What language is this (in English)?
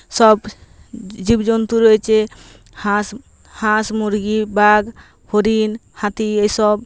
Bangla